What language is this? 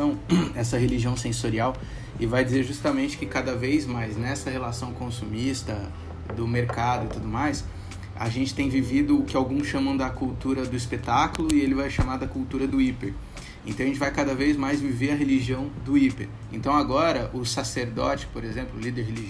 Portuguese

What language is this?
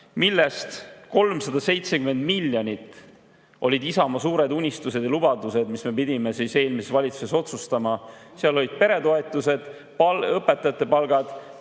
Estonian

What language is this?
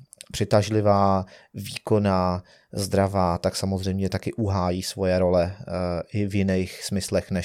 Czech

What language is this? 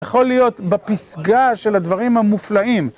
Hebrew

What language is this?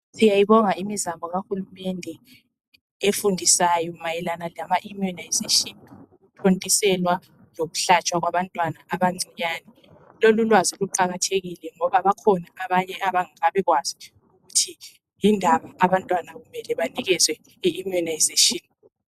North Ndebele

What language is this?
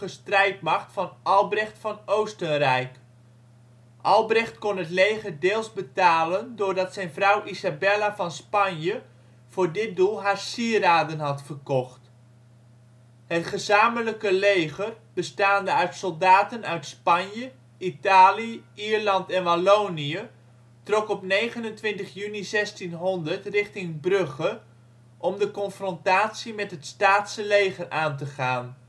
Dutch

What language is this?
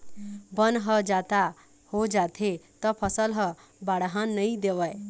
Chhattisgarhi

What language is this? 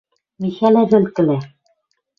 Western Mari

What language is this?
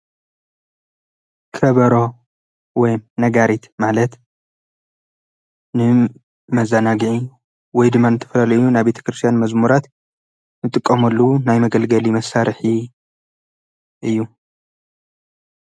Tigrinya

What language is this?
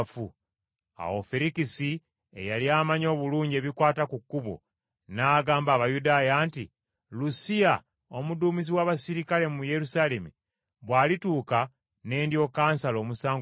Ganda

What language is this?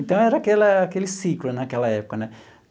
Portuguese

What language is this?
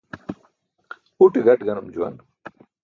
Burushaski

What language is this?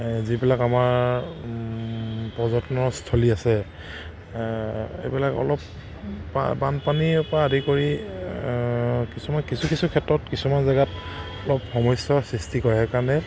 Assamese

